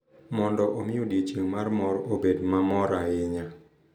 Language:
Luo (Kenya and Tanzania)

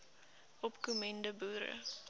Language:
Afrikaans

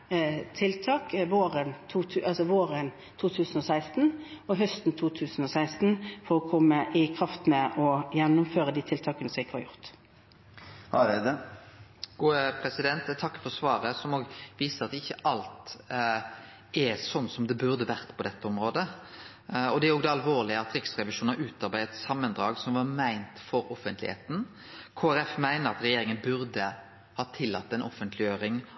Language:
Norwegian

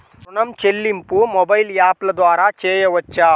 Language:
Telugu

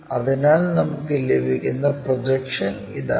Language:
Malayalam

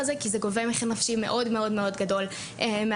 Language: Hebrew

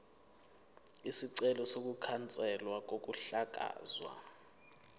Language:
Zulu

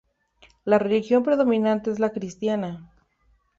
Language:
Spanish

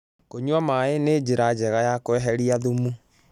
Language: Kikuyu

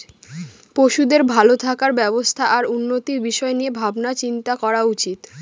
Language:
Bangla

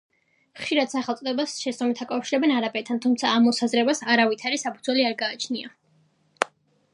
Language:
Georgian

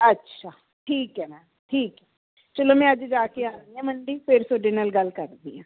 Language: Punjabi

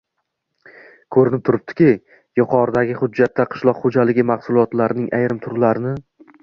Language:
Uzbek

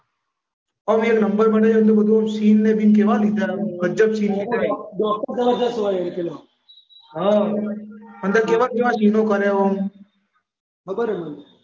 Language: Gujarati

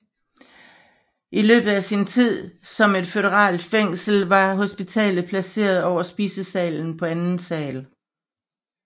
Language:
Danish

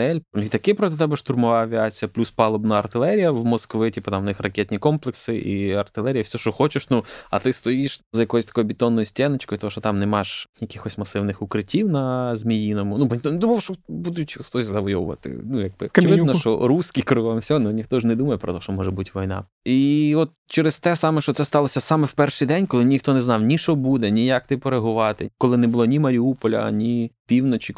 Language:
Ukrainian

